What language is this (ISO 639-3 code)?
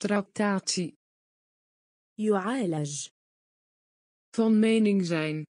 nld